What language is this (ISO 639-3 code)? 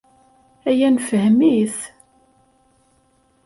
kab